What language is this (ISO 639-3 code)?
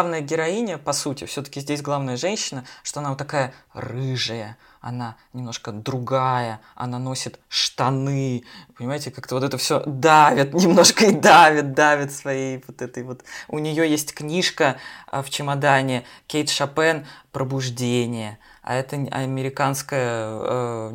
rus